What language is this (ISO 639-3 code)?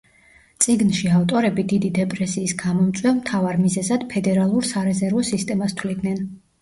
kat